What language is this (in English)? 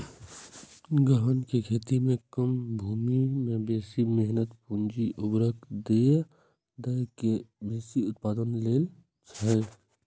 Maithili